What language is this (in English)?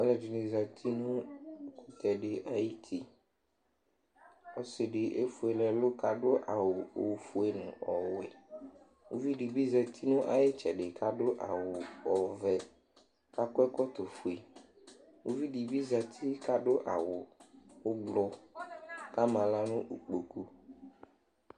Ikposo